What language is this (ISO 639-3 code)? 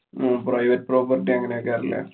mal